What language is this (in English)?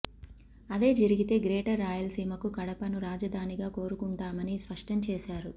Telugu